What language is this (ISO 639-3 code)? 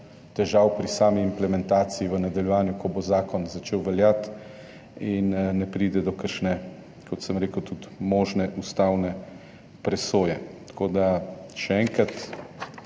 slv